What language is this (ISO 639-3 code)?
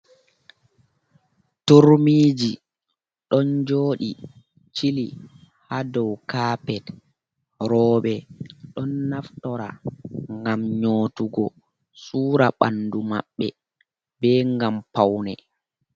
ful